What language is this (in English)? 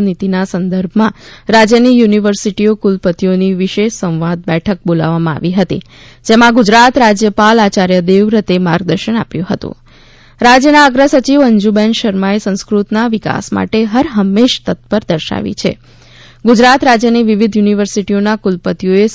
Gujarati